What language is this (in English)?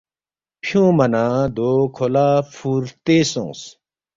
Balti